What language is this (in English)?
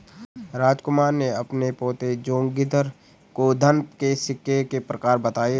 Hindi